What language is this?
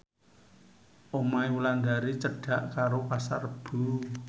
Javanese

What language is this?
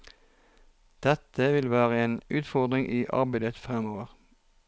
Norwegian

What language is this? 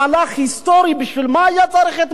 Hebrew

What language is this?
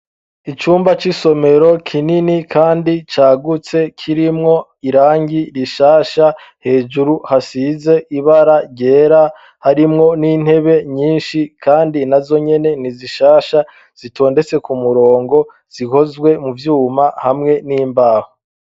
Rundi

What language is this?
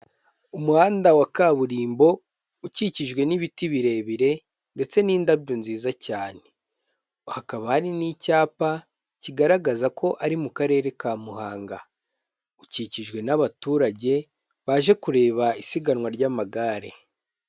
Kinyarwanda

